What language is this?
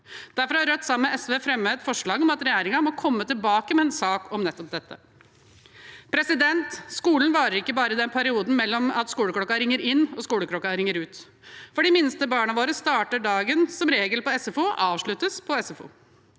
Norwegian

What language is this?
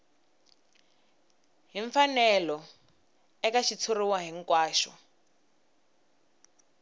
Tsonga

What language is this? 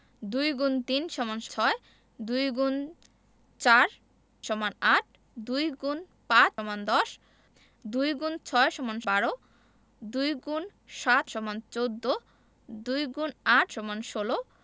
Bangla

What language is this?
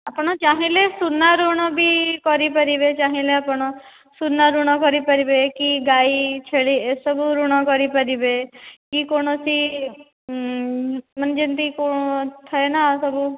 Odia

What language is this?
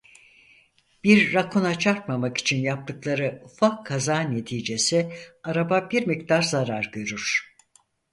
Turkish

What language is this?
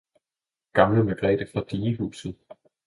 Danish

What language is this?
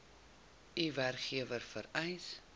Afrikaans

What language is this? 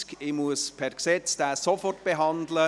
Swiss German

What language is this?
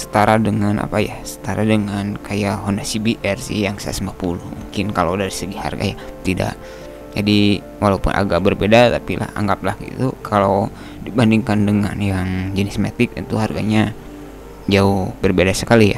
Indonesian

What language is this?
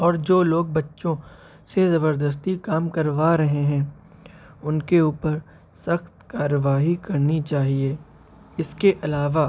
Urdu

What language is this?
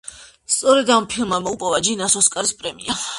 Georgian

